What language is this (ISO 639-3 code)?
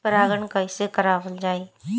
bho